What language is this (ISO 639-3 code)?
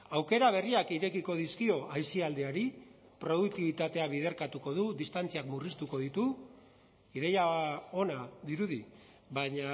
eus